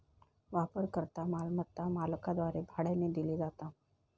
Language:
Marathi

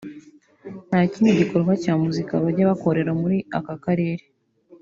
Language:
Kinyarwanda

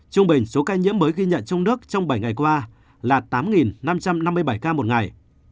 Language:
Vietnamese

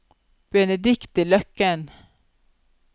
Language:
Norwegian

